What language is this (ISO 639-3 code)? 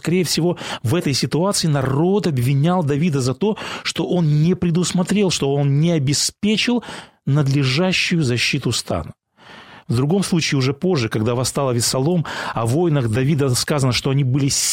rus